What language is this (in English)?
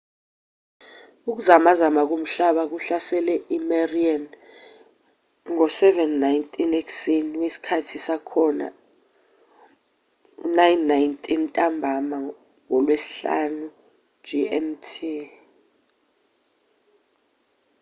Zulu